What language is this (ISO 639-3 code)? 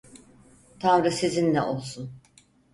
tur